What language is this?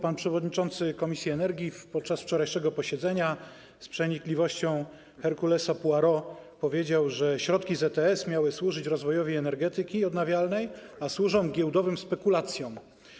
Polish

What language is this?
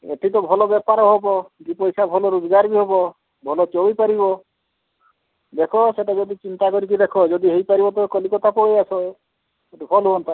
Odia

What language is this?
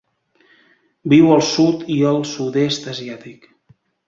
Catalan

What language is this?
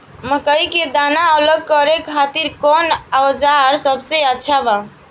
Bhojpuri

